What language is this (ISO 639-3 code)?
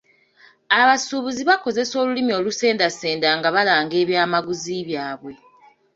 lug